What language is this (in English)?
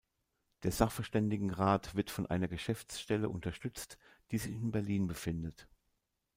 German